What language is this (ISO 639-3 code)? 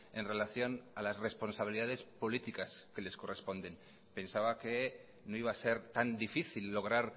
spa